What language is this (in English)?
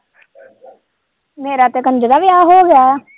Punjabi